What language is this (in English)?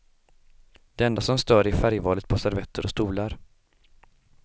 Swedish